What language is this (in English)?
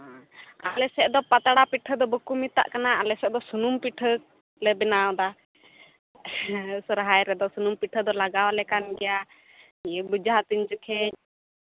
Santali